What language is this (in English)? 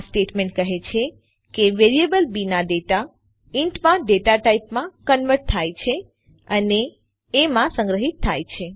Gujarati